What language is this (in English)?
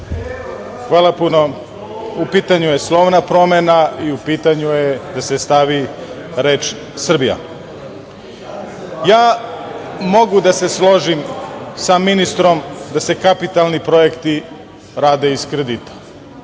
Serbian